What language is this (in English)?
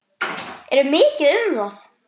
Icelandic